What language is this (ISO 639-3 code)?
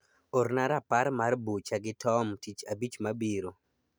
luo